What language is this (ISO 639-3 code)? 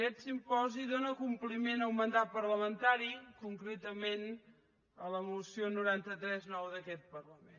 cat